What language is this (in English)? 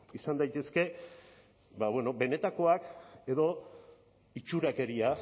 Basque